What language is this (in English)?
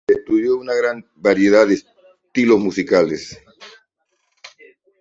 Spanish